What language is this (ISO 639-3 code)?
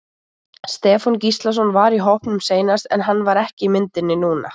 isl